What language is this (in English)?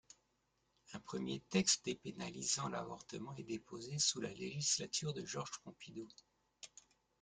French